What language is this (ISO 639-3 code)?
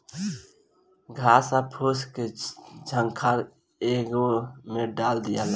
bho